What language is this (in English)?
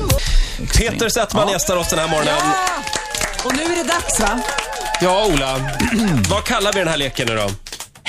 Swedish